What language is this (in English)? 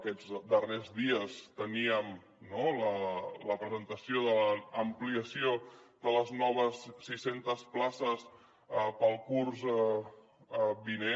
Catalan